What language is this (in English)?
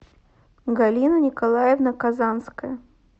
Russian